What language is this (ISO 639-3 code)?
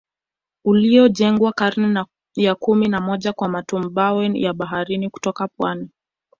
swa